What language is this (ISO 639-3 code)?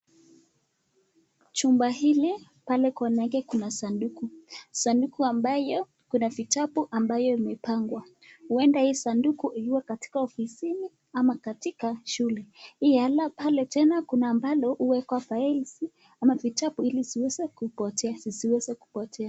swa